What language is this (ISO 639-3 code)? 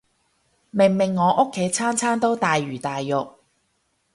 yue